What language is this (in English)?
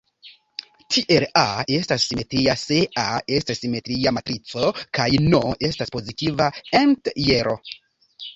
Esperanto